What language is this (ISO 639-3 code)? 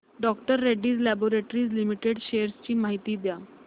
mar